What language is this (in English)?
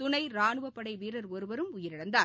Tamil